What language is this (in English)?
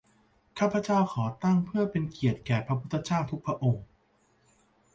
Thai